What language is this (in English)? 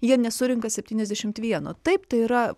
Lithuanian